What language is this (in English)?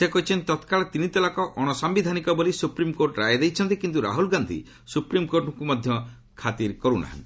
Odia